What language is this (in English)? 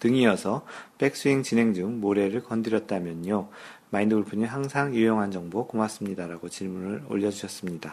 Korean